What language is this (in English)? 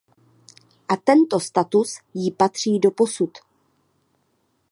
Czech